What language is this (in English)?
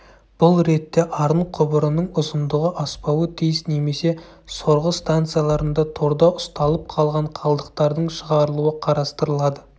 Kazakh